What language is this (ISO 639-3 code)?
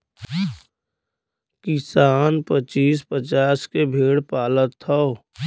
bho